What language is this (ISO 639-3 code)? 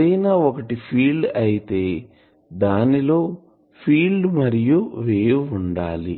tel